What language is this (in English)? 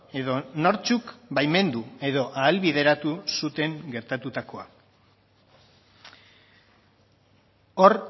Basque